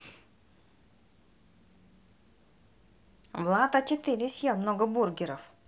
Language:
Russian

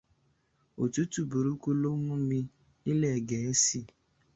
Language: Yoruba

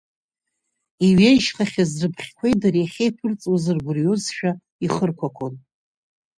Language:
Abkhazian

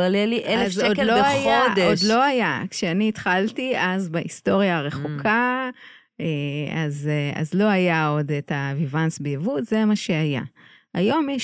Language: Hebrew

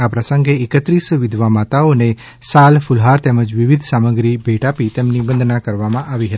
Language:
Gujarati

